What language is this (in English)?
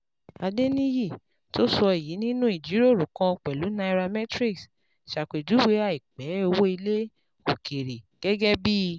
Yoruba